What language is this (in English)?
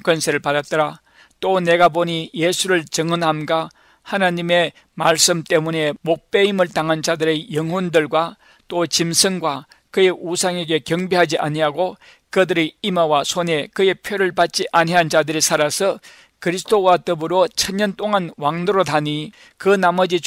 Korean